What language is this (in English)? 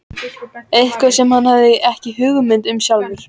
Icelandic